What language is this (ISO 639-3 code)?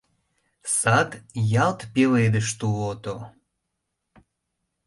chm